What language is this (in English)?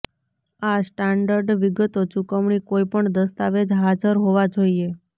Gujarati